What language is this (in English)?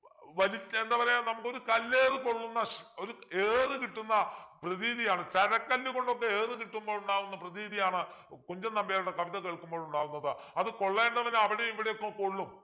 Malayalam